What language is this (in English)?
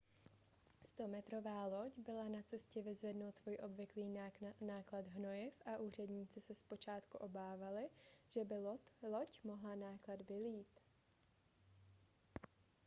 Czech